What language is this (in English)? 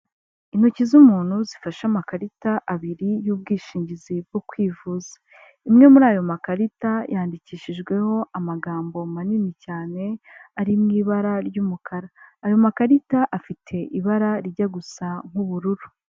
Kinyarwanda